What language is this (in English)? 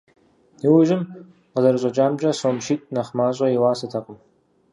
Kabardian